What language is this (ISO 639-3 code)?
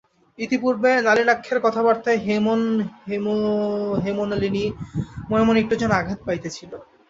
ben